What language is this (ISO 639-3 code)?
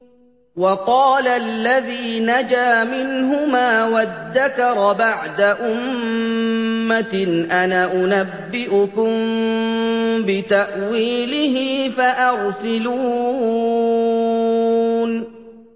ara